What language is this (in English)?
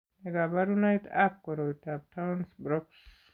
Kalenjin